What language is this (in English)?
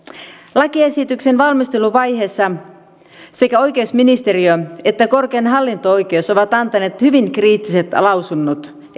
Finnish